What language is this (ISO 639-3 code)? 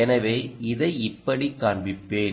tam